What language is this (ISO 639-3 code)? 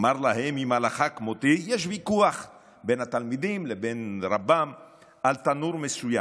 heb